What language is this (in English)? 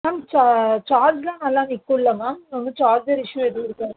Tamil